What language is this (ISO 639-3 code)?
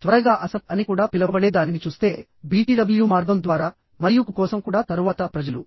tel